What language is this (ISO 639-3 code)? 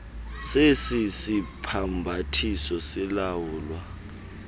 xho